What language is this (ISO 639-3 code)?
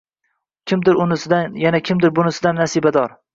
uzb